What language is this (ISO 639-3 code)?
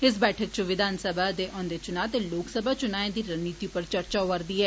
doi